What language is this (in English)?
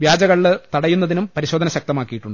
Malayalam